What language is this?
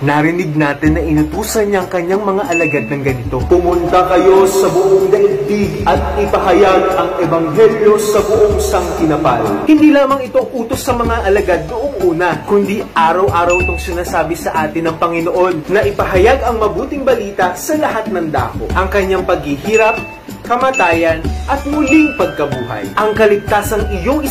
Filipino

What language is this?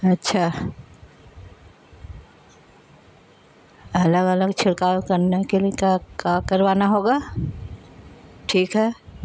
Urdu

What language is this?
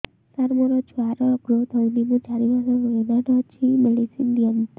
Odia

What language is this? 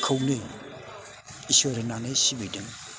Bodo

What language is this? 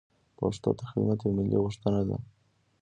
Pashto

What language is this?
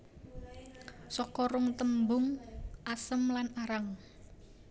Javanese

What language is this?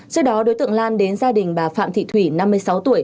Vietnamese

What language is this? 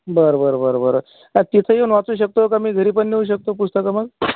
Marathi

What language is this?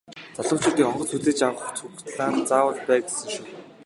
Mongolian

